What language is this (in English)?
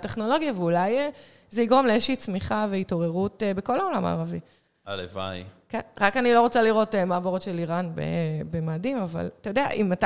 Hebrew